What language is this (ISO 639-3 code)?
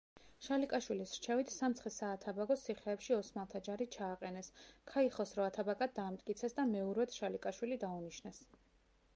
kat